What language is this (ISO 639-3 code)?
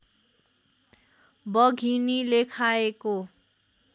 nep